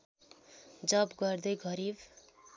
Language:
Nepali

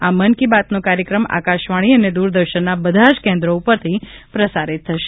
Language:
Gujarati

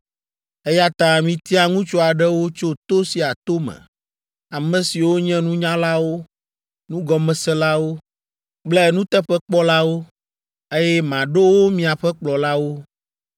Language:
Ewe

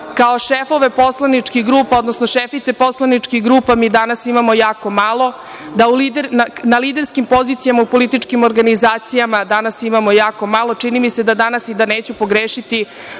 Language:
Serbian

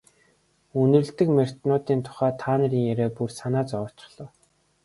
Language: Mongolian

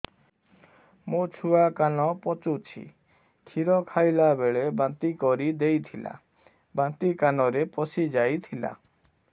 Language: Odia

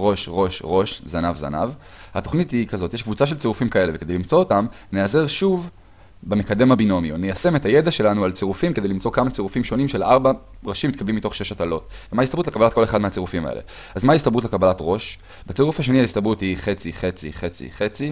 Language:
Hebrew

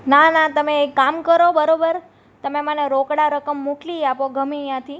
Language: Gujarati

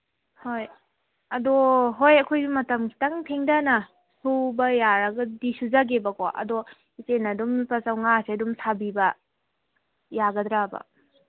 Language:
Manipuri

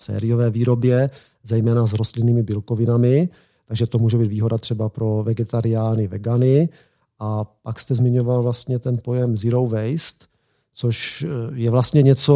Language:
Czech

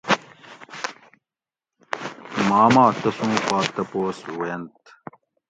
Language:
Gawri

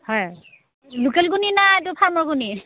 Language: Assamese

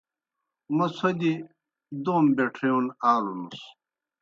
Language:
Kohistani Shina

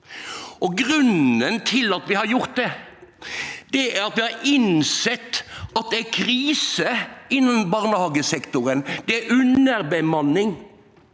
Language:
Norwegian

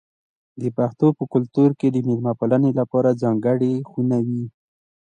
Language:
Pashto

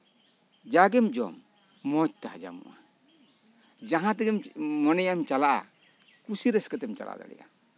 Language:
Santali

